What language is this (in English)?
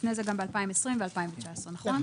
Hebrew